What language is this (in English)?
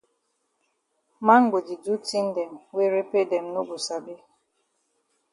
Cameroon Pidgin